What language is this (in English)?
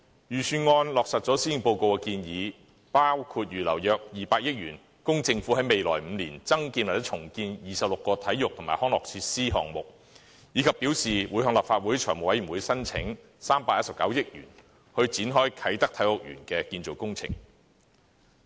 Cantonese